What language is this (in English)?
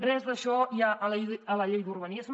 Catalan